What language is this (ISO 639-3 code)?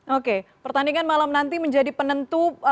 ind